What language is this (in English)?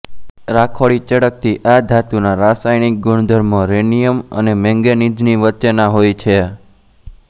Gujarati